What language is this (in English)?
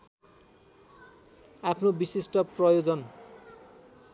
Nepali